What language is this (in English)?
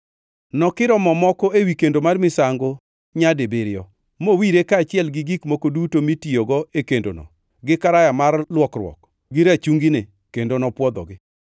Luo (Kenya and Tanzania)